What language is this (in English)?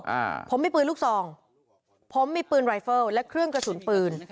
Thai